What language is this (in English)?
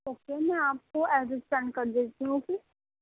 Urdu